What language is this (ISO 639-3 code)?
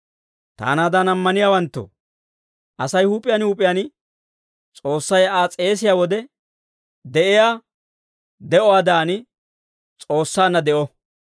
dwr